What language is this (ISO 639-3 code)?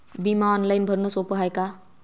mar